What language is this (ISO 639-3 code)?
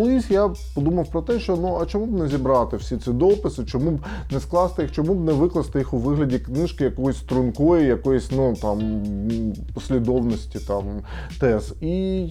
ukr